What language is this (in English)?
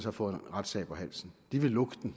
Danish